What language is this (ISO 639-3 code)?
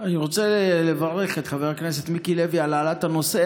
heb